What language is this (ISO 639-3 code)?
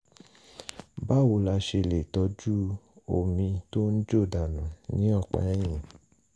yor